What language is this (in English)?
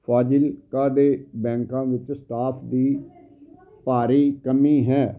Punjabi